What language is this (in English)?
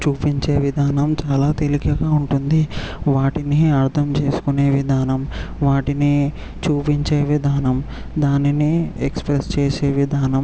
Telugu